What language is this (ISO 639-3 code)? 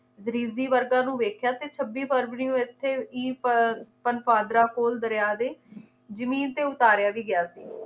pan